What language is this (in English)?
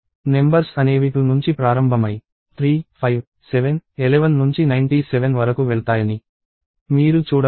Telugu